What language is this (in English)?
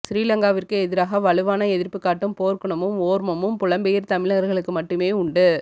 Tamil